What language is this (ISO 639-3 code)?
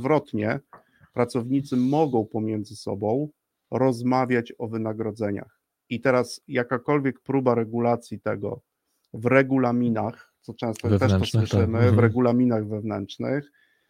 pol